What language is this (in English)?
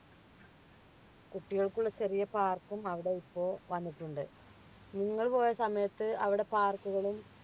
Malayalam